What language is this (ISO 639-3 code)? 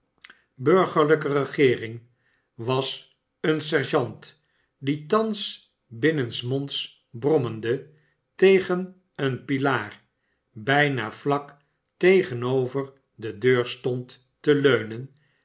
nld